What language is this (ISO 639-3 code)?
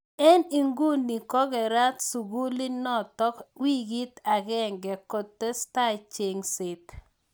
kln